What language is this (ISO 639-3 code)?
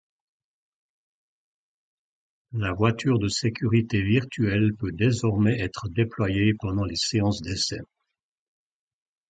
fra